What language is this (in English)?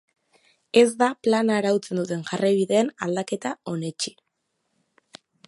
Basque